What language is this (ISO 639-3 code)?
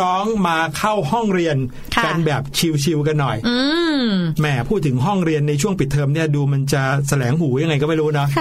tha